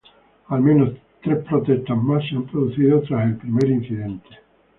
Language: Spanish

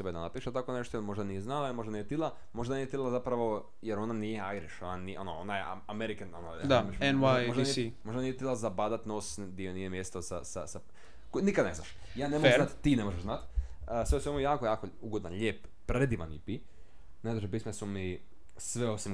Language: Croatian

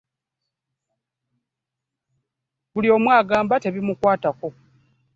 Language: Ganda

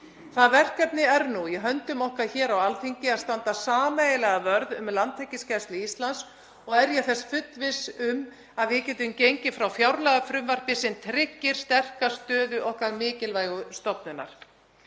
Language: Icelandic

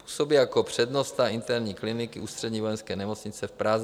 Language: Czech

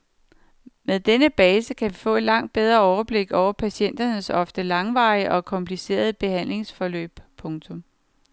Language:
Danish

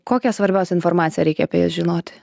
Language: Lithuanian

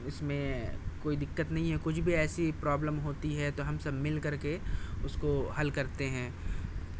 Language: Urdu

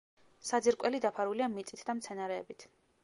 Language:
Georgian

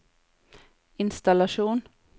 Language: Norwegian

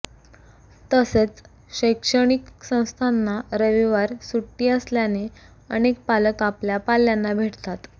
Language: Marathi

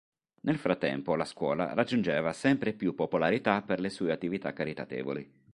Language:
Italian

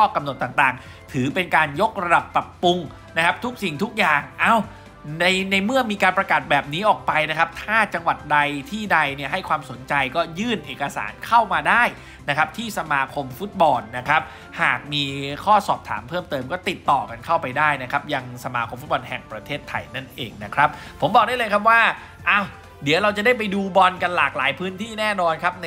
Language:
Thai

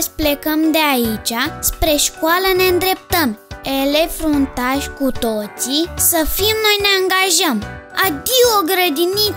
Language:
Romanian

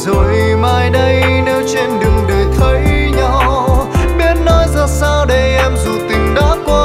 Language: Vietnamese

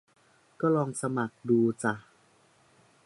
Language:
Thai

